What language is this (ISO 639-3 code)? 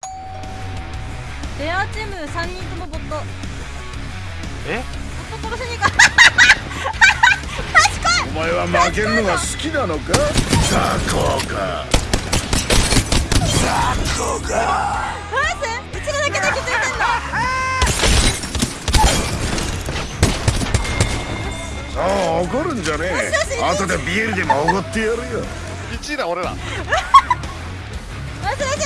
jpn